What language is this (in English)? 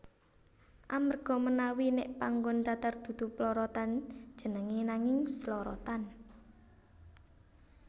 Javanese